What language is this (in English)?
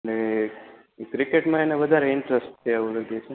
Gujarati